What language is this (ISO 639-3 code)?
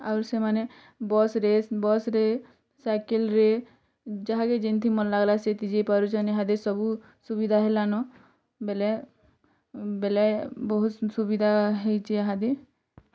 ori